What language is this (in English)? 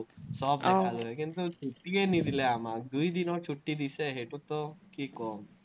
Assamese